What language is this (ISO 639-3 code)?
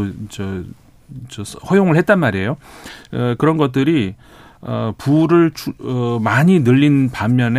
kor